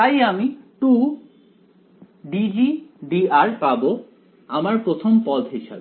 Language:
Bangla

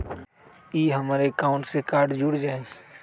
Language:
Magahi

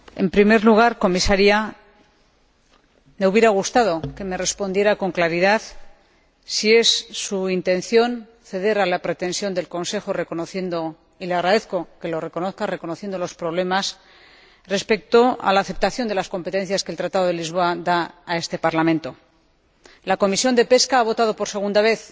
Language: Spanish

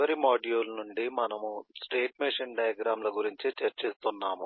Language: Telugu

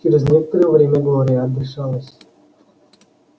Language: Russian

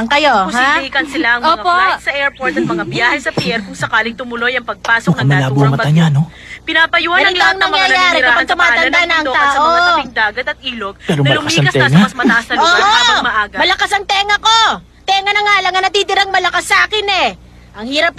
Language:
Filipino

